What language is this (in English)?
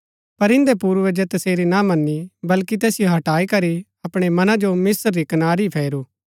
Gaddi